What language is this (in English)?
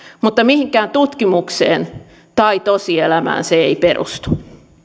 Finnish